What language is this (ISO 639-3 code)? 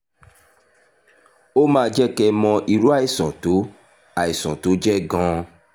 yor